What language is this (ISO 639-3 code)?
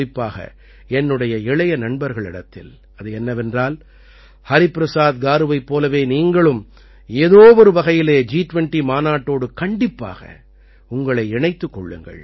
tam